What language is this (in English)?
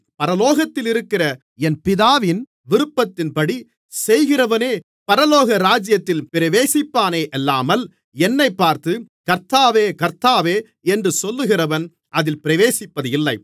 Tamil